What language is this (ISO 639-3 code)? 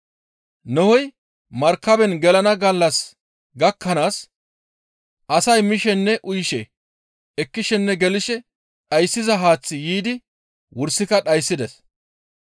gmv